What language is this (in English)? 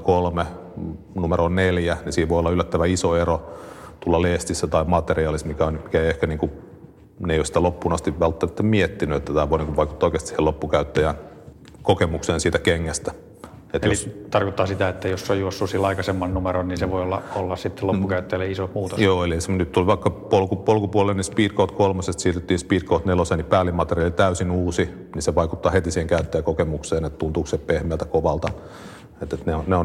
Finnish